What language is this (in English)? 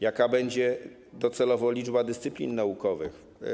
Polish